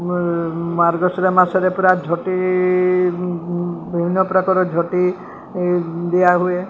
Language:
Odia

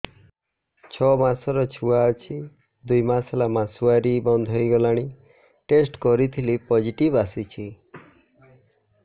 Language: Odia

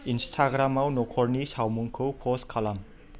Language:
Bodo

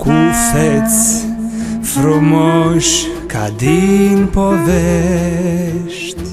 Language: Romanian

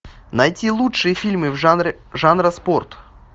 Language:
Russian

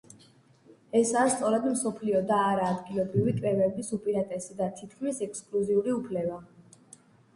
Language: Georgian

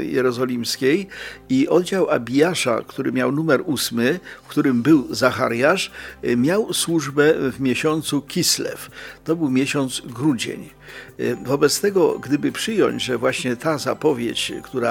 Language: Polish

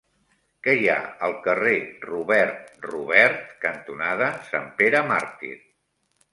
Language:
Catalan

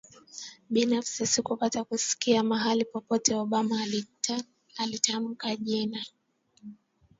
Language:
Swahili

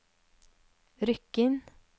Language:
Norwegian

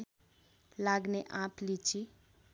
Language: Nepali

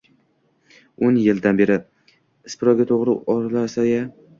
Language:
Uzbek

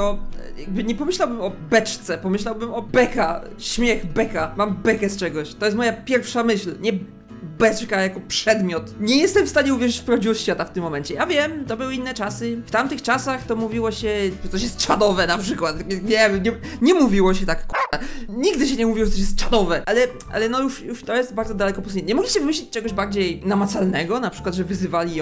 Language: Polish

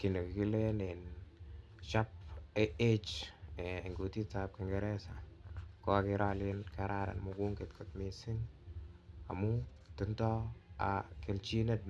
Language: Kalenjin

